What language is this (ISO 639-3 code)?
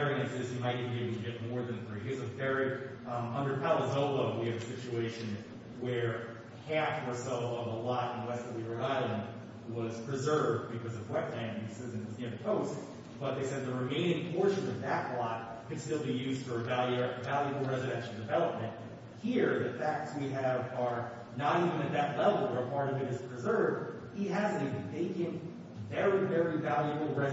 eng